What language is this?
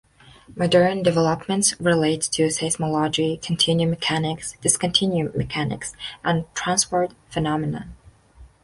English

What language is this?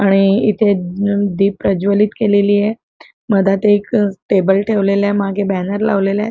Marathi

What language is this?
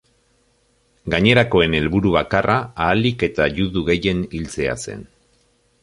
Basque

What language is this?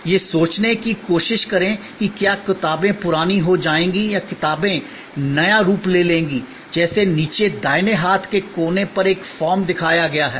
Hindi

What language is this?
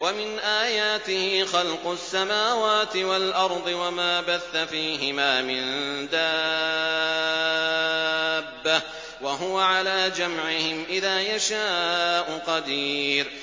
Arabic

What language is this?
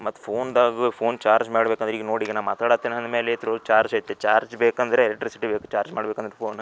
Kannada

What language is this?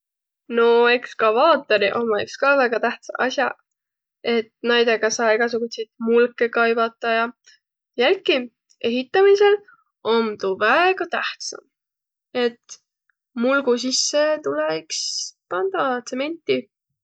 Võro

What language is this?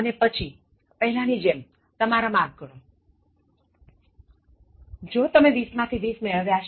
Gujarati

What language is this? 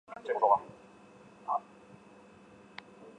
Chinese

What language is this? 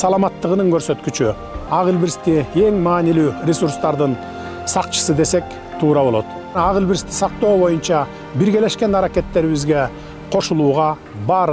Turkish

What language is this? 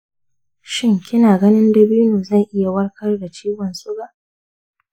Hausa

